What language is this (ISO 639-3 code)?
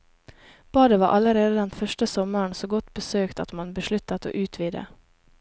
nor